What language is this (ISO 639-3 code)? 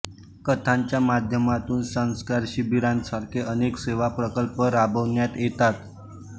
mar